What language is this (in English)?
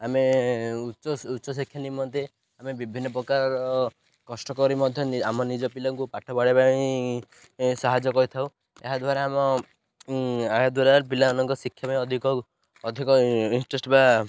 Odia